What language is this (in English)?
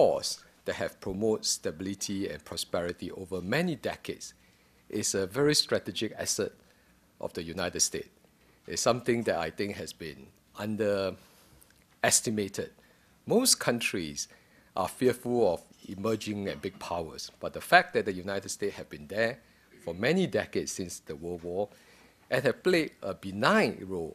English